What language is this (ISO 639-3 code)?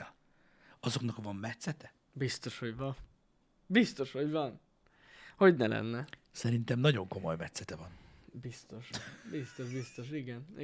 hun